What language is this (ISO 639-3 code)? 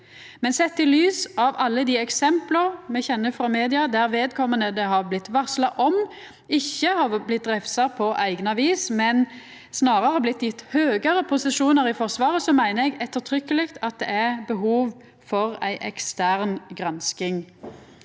nor